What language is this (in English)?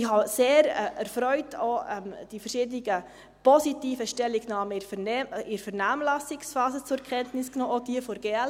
Swiss German